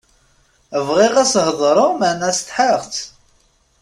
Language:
Kabyle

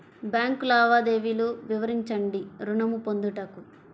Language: Telugu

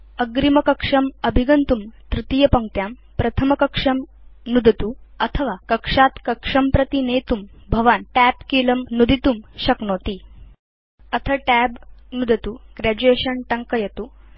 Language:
Sanskrit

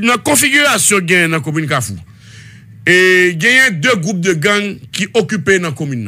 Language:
French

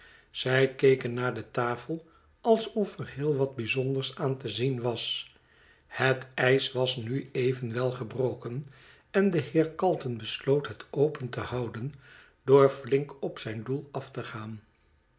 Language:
Dutch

